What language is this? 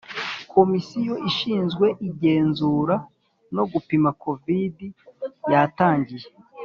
Kinyarwanda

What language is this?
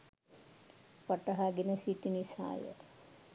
Sinhala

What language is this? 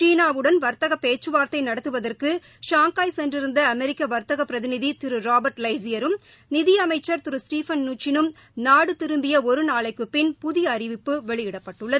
Tamil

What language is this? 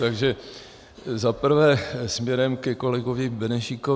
Czech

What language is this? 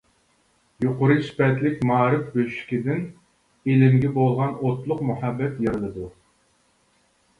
Uyghur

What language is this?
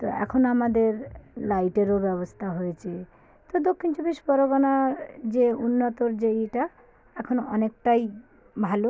Bangla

